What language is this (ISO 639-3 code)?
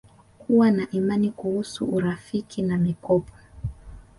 swa